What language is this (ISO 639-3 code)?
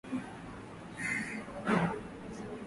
swa